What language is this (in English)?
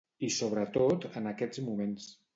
Catalan